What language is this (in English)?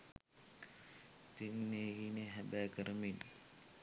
Sinhala